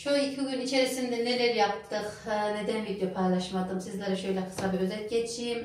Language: Turkish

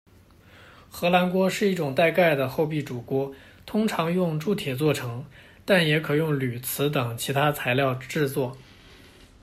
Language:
Chinese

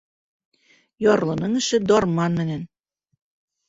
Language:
Bashkir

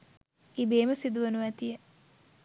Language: Sinhala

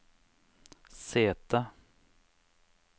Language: Norwegian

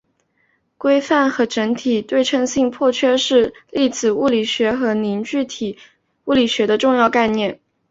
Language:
Chinese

